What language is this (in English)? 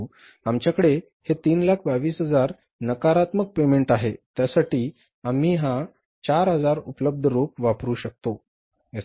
Marathi